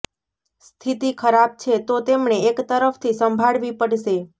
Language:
Gujarati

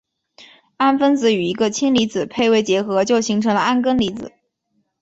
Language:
Chinese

